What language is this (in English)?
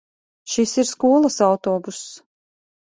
Latvian